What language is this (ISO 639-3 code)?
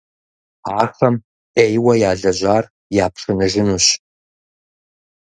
kbd